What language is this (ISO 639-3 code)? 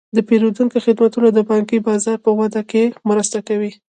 pus